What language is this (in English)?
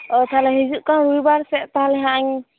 Santali